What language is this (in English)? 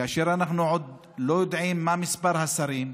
Hebrew